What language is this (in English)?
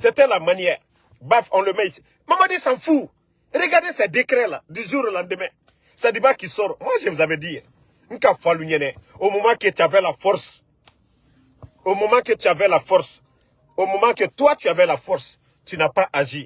French